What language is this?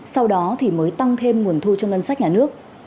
Vietnamese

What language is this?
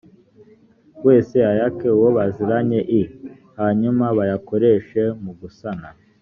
Kinyarwanda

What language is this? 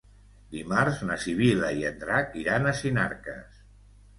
Catalan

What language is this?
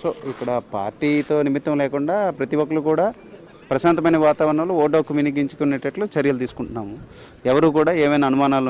Hindi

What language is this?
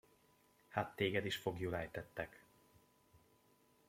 Hungarian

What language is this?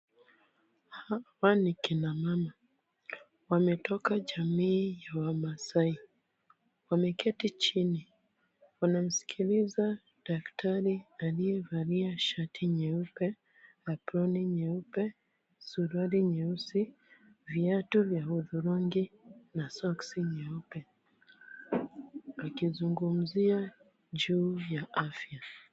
Swahili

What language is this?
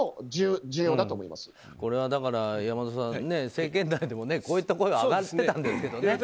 Japanese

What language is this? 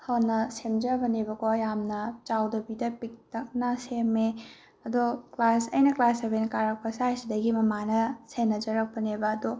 Manipuri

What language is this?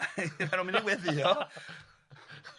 Welsh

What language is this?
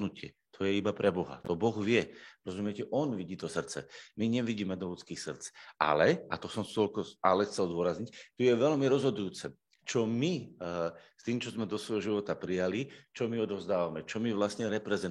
Slovak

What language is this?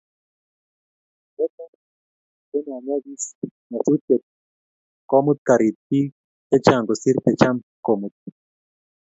Kalenjin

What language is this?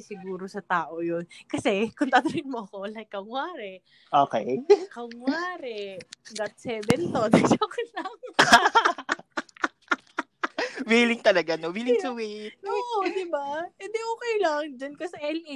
Filipino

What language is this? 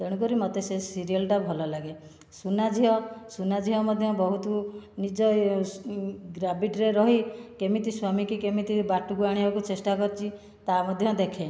Odia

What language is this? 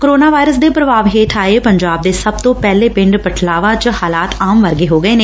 Punjabi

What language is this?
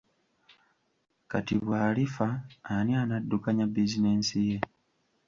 Ganda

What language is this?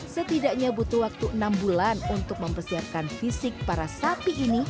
Indonesian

